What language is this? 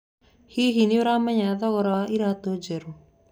Kikuyu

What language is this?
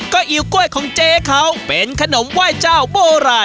Thai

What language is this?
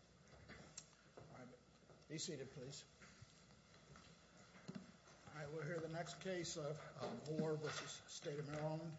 English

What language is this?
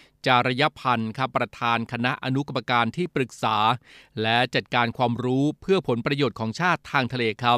Thai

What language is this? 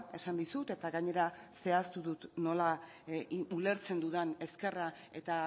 Basque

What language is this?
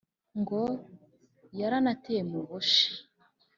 Kinyarwanda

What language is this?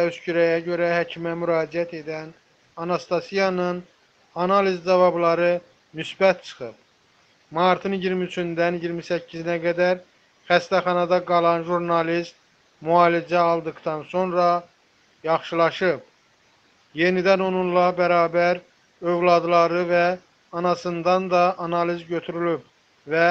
Turkish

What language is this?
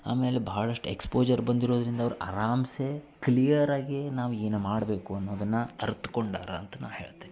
Kannada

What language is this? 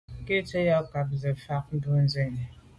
Medumba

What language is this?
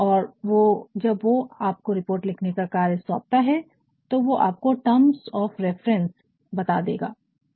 Hindi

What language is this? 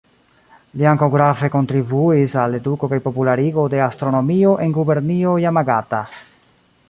Esperanto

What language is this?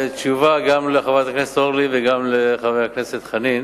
Hebrew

